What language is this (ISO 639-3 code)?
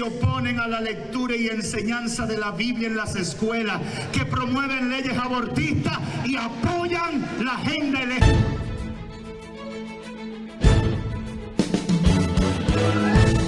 spa